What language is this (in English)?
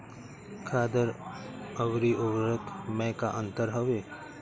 Bhojpuri